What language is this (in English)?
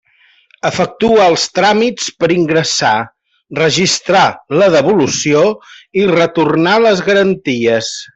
Catalan